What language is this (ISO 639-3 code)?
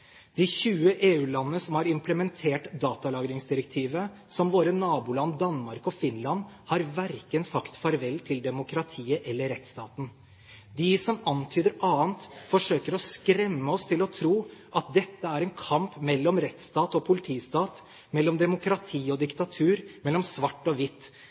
nob